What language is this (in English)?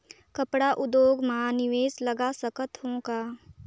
Chhattisgarhi